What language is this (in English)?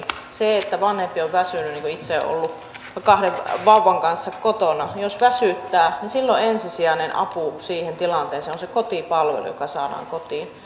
Finnish